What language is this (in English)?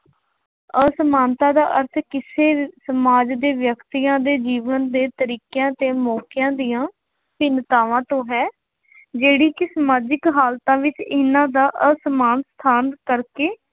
Punjabi